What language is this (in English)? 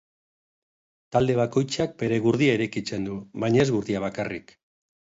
Basque